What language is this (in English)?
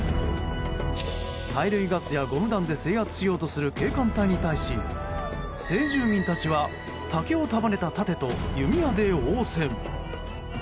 Japanese